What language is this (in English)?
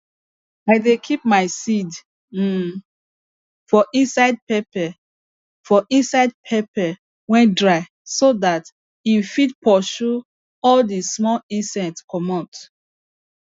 Nigerian Pidgin